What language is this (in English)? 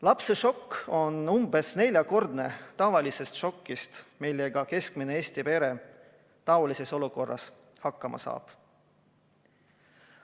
Estonian